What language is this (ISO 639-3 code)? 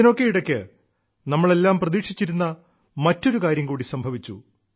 mal